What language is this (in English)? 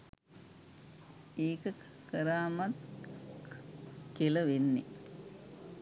Sinhala